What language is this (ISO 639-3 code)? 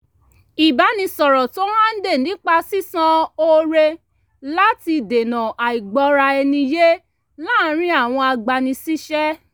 yor